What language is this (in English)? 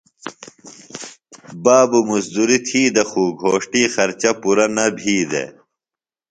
Phalura